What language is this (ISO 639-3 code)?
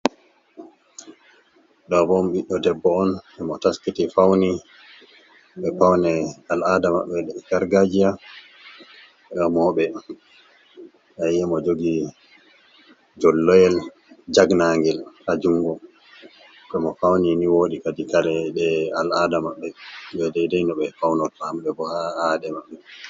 ful